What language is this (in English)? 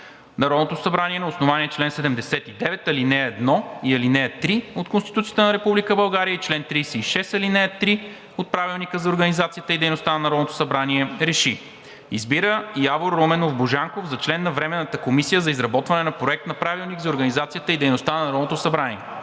Bulgarian